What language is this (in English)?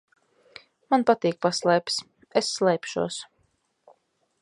Latvian